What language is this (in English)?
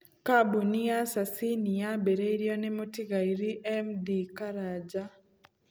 Kikuyu